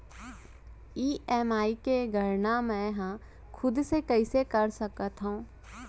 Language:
Chhattisgarhi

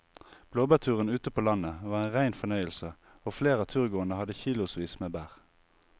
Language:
Norwegian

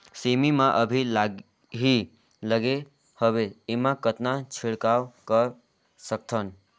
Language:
Chhattisgarhi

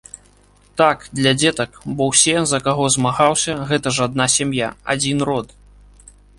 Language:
Belarusian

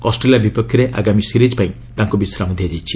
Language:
Odia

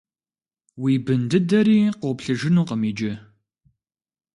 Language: Kabardian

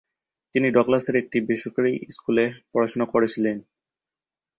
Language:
Bangla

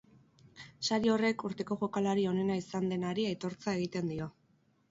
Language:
Basque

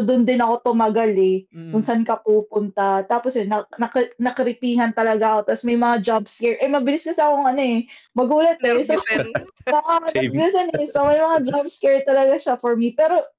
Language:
Filipino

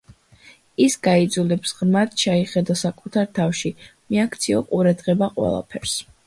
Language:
Georgian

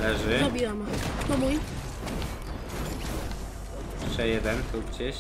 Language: Polish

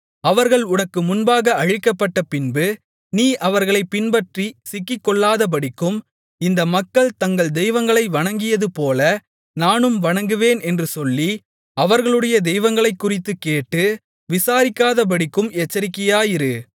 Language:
Tamil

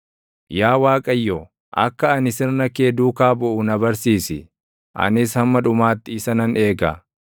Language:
Oromo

